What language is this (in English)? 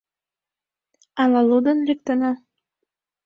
Mari